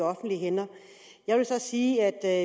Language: Danish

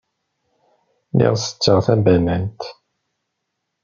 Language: Kabyle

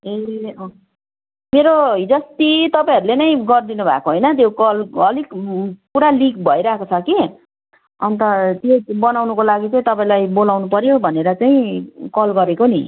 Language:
Nepali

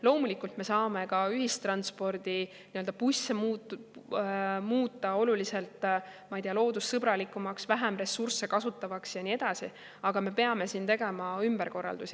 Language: Estonian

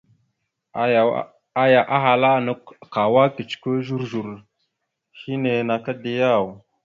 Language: Mada (Cameroon)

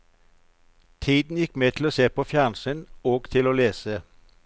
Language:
Norwegian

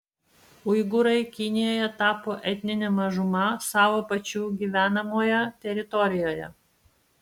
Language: Lithuanian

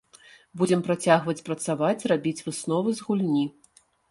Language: Belarusian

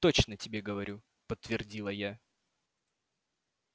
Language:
Russian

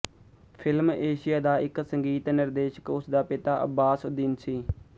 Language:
Punjabi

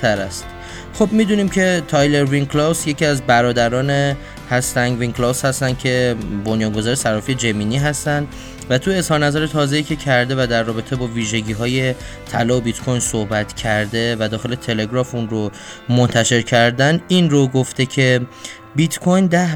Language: Persian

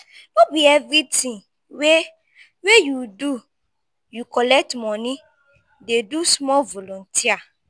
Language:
Nigerian Pidgin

